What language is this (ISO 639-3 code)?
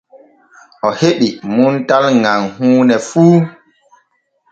fue